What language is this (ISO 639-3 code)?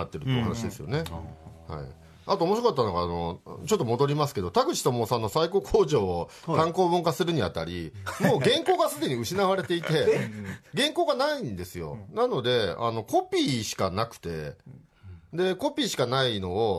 jpn